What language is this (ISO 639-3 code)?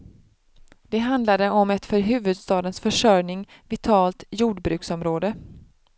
swe